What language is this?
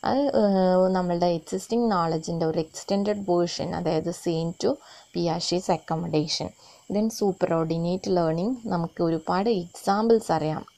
Romanian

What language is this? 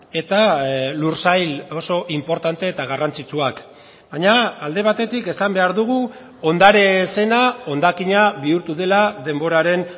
Basque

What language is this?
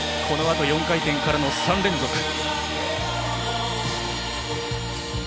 Japanese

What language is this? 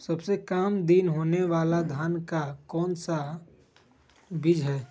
Magahi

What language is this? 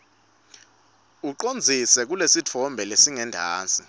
Swati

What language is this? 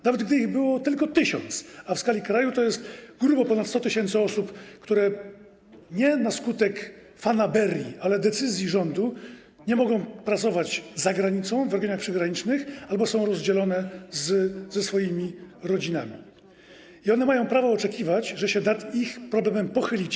Polish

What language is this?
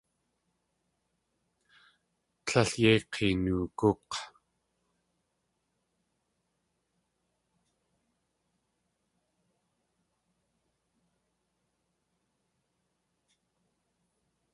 Tlingit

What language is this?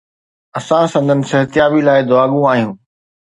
Sindhi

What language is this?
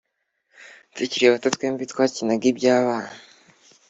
Kinyarwanda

